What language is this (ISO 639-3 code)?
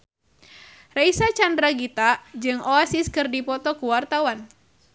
sun